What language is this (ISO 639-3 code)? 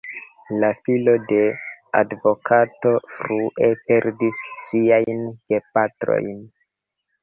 epo